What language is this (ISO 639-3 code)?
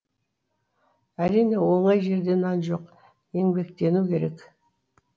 kaz